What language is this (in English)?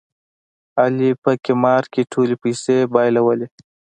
Pashto